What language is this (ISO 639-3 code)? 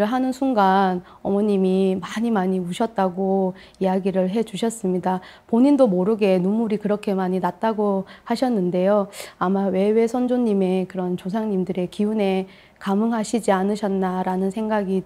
kor